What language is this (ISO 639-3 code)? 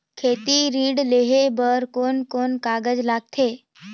hne